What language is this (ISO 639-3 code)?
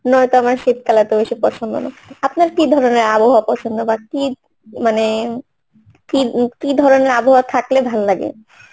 ben